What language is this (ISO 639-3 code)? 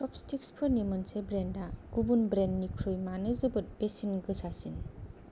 brx